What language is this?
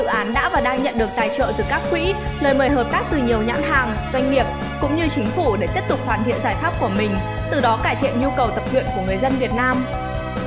Vietnamese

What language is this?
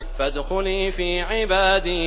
Arabic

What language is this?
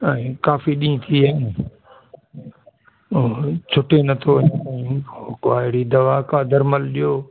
Sindhi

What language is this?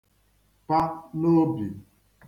Igbo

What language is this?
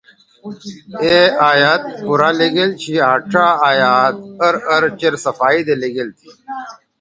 Torwali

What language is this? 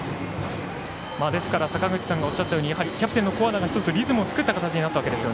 Japanese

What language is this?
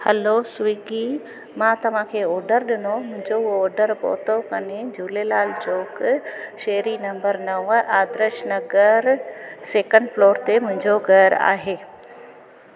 Sindhi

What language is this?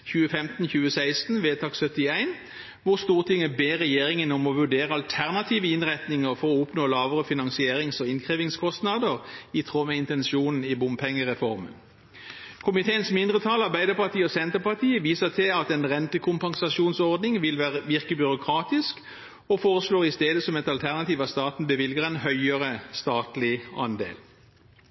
Norwegian Bokmål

